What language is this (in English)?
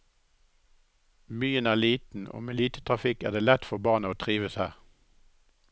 Norwegian